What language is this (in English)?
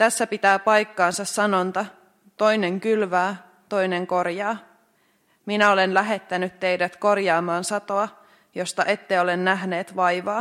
Finnish